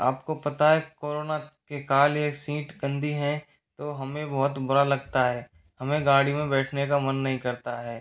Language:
Hindi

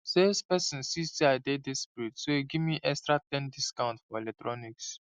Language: Nigerian Pidgin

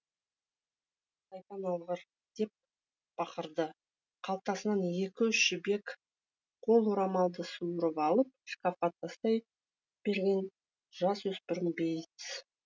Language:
Kazakh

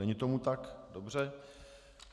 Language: Czech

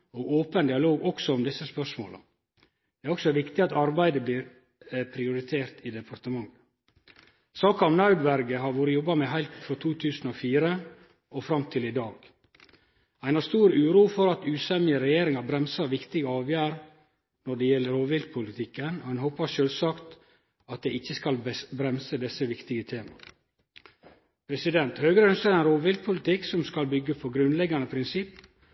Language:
Norwegian Nynorsk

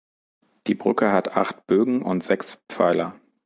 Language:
German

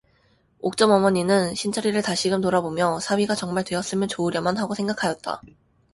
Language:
Korean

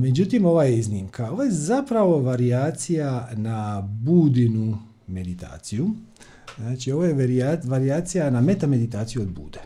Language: Croatian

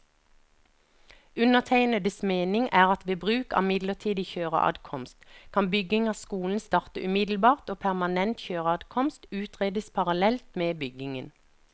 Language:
Norwegian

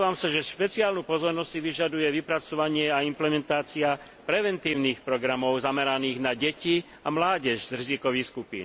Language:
Slovak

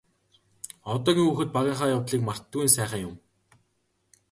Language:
Mongolian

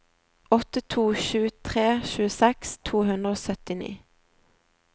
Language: Norwegian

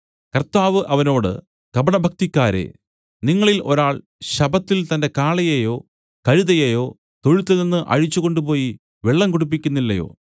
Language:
Malayalam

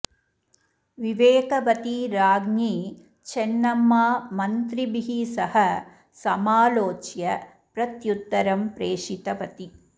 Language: Sanskrit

